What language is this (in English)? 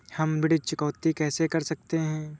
Hindi